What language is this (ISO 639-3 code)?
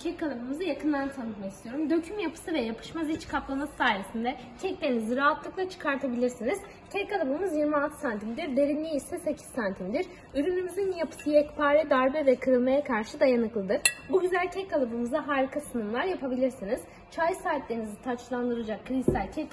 tur